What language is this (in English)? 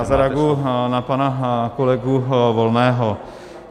Czech